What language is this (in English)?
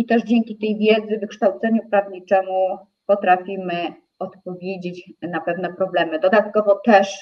Polish